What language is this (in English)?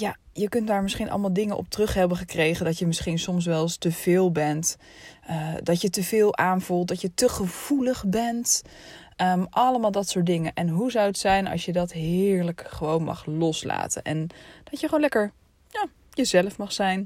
Dutch